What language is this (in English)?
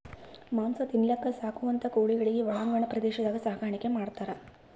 Kannada